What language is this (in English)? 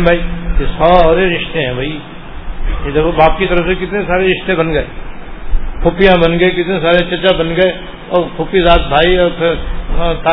Urdu